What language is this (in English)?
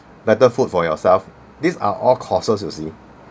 English